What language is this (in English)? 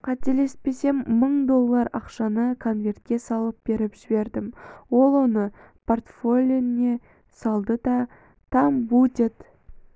Kazakh